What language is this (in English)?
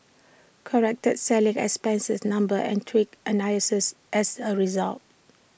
English